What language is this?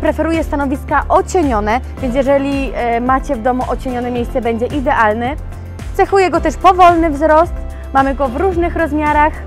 Polish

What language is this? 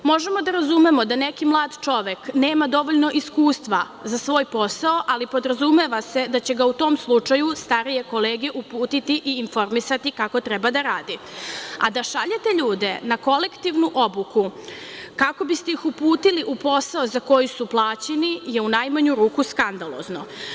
Serbian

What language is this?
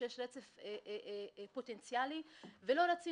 Hebrew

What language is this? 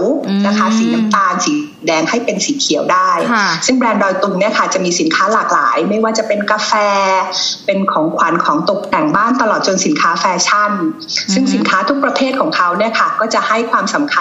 Thai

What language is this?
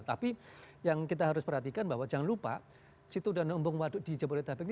Indonesian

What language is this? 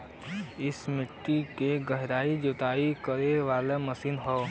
Bhojpuri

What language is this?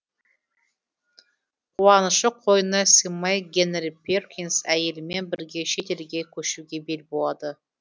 Kazakh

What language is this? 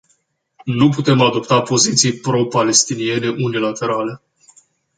Romanian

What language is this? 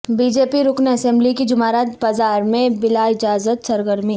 Urdu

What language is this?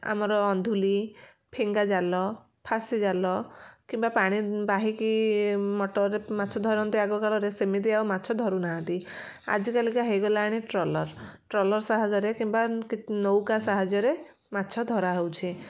Odia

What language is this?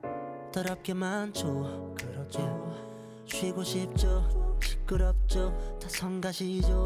Korean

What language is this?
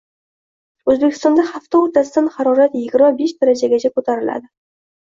Uzbek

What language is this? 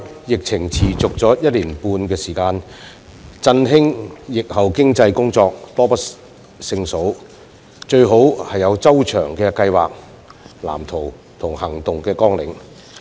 Cantonese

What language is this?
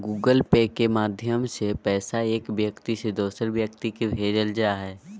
Magahi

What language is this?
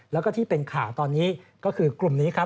Thai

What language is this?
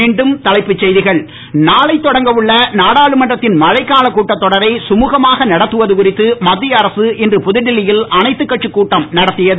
Tamil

